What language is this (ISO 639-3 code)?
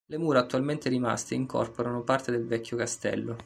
ita